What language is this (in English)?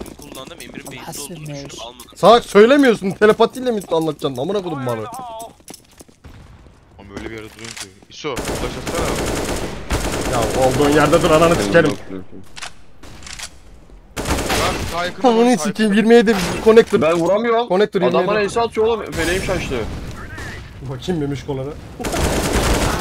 Turkish